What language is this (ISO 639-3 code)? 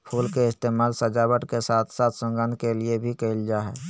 mag